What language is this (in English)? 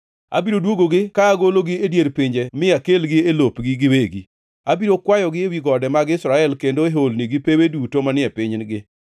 Luo (Kenya and Tanzania)